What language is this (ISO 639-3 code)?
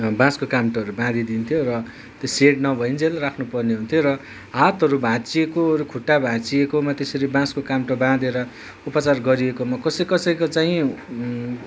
nep